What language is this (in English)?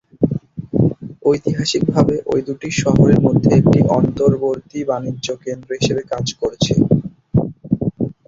Bangla